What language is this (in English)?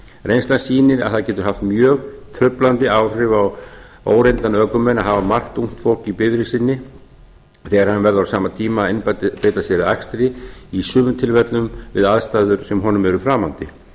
Icelandic